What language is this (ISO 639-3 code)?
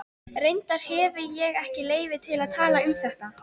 isl